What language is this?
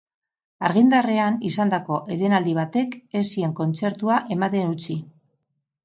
Basque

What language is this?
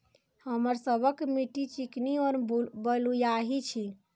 Maithili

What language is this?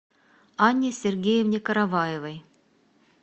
Russian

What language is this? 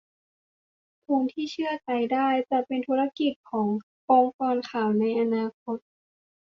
Thai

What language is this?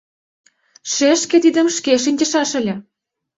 Mari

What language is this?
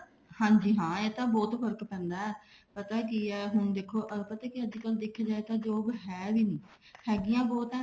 Punjabi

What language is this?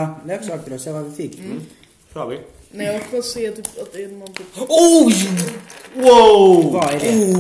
Swedish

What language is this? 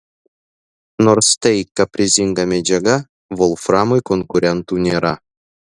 Lithuanian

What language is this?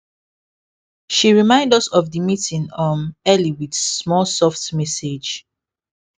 Nigerian Pidgin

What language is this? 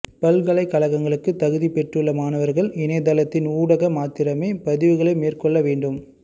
Tamil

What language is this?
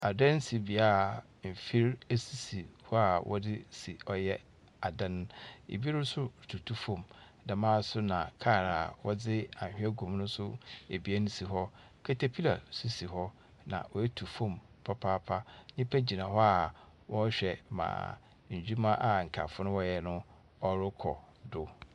Akan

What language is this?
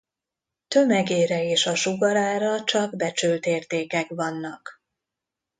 Hungarian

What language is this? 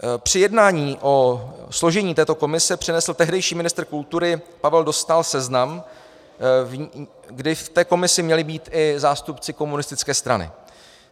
Czech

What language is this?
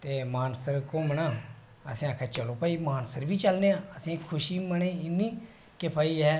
Dogri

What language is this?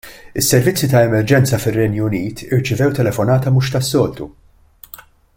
Maltese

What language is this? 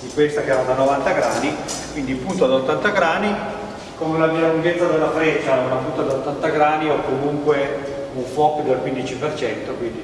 Italian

